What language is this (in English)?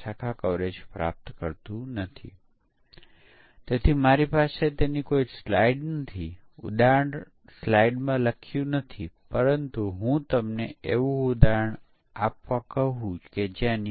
Gujarati